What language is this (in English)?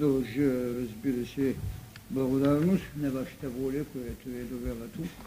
Bulgarian